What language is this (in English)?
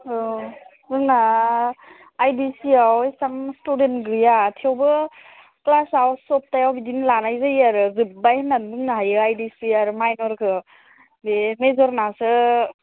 Bodo